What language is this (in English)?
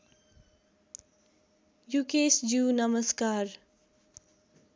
Nepali